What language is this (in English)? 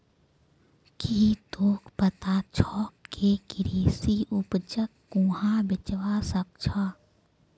Magahi